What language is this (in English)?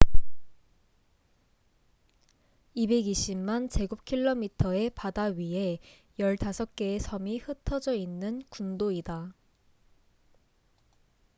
Korean